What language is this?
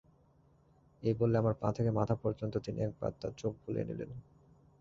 Bangla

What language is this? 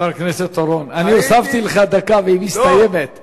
Hebrew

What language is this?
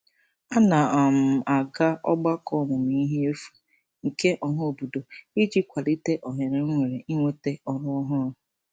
Igbo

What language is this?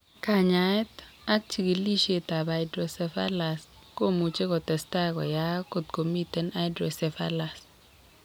Kalenjin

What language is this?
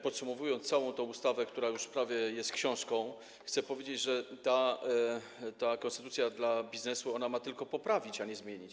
Polish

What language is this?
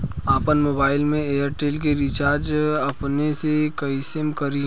Bhojpuri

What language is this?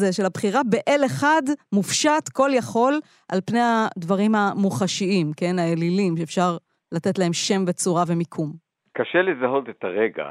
Hebrew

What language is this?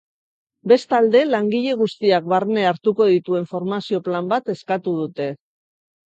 Basque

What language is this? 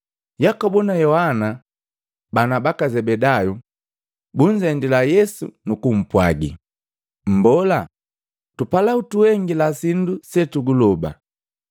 Matengo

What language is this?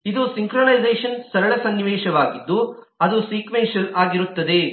Kannada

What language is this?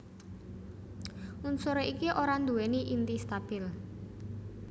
Javanese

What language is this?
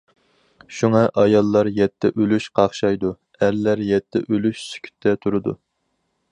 Uyghur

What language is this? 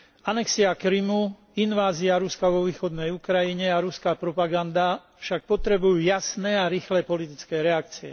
Slovak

